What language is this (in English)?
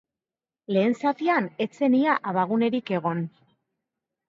Basque